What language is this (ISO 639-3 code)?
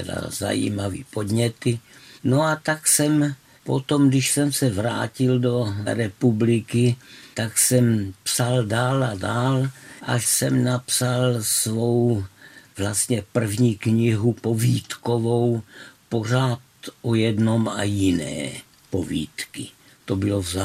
ces